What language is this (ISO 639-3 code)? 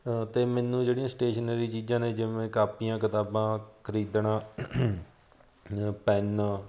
pan